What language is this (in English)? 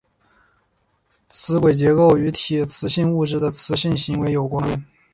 Chinese